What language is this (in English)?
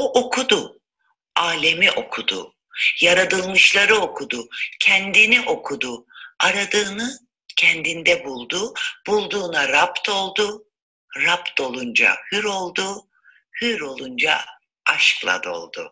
Turkish